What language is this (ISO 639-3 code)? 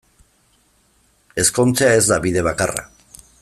eus